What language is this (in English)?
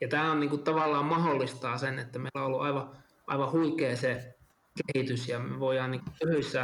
Finnish